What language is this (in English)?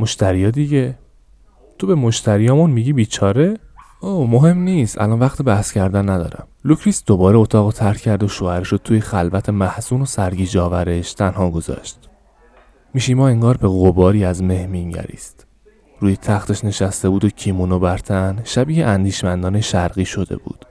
Persian